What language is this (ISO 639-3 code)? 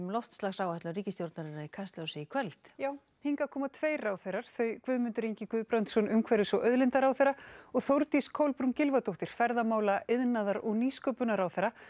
isl